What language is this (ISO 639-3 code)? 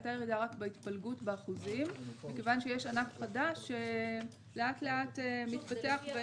heb